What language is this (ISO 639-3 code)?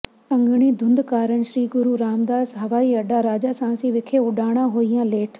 pan